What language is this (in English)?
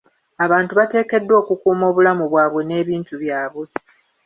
Ganda